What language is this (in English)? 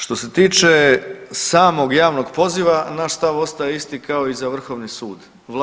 Croatian